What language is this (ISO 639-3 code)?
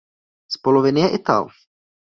ces